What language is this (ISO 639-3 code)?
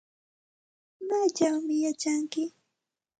qxt